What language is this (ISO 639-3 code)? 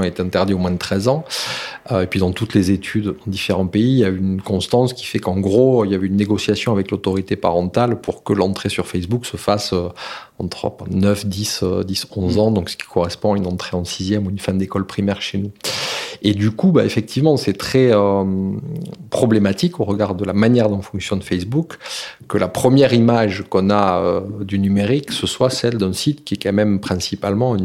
fra